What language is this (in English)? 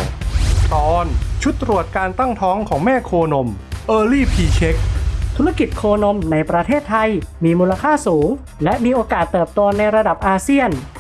Thai